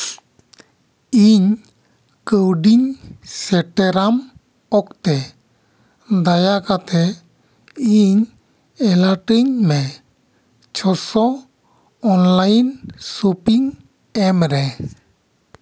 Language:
Santali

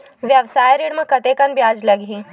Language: Chhattisgarhi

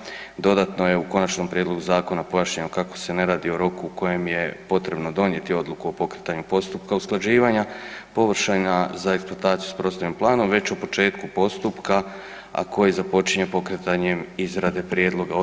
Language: Croatian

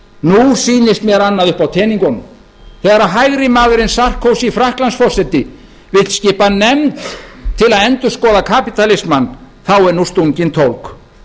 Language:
Icelandic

